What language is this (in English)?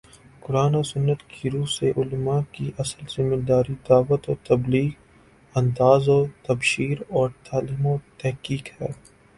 Urdu